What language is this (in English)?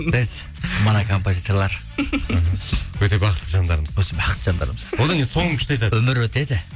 Kazakh